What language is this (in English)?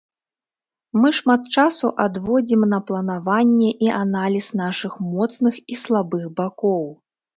Belarusian